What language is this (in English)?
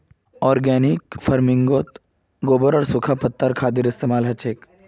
Magahi